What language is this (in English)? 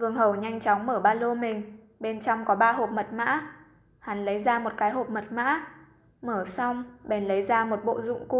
Vietnamese